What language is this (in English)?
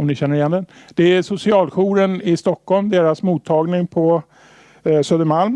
Swedish